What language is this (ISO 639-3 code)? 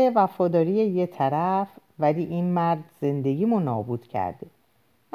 fas